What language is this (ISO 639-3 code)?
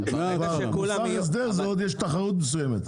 heb